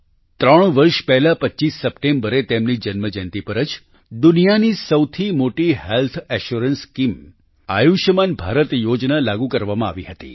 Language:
Gujarati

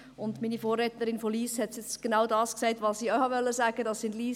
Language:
Swiss German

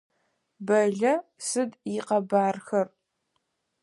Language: Adyghe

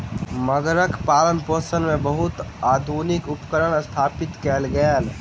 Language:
Maithili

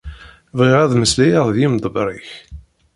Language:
Kabyle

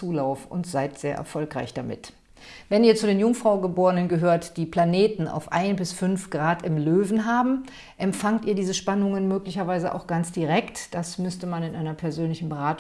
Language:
German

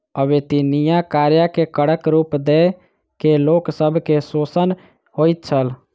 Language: Maithili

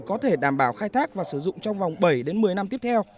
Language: Vietnamese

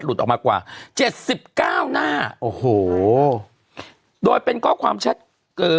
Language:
Thai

